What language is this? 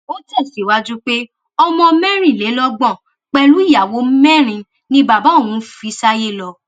Yoruba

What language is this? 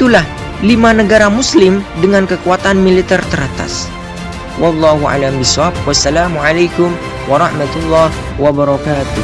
Indonesian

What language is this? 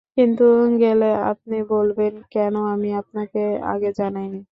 Bangla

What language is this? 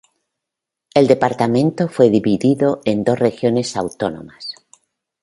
Spanish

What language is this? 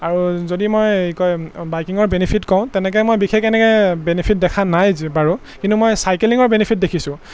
Assamese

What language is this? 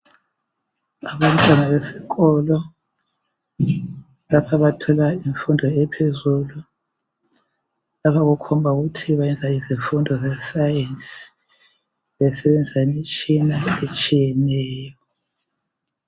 North Ndebele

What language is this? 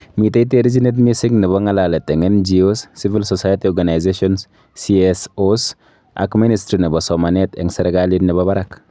Kalenjin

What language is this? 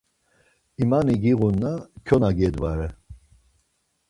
Laz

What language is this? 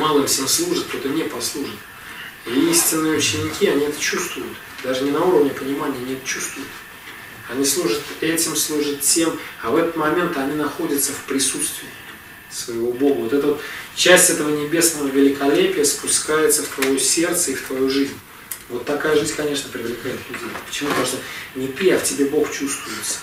Russian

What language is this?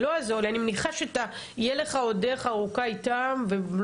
Hebrew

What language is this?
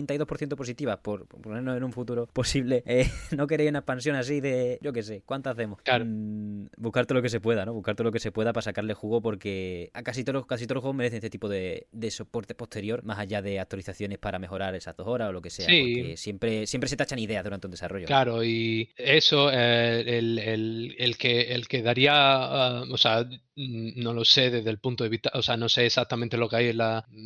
Spanish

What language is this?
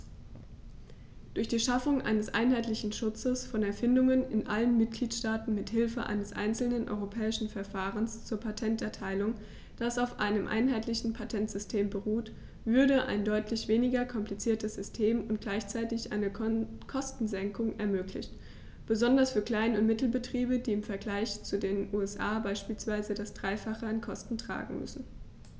German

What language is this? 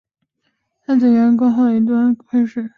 Chinese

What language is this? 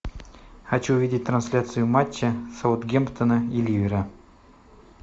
Russian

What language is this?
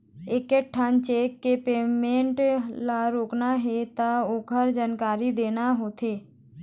Chhattisgarhi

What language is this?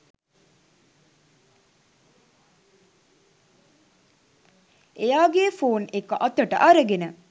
Sinhala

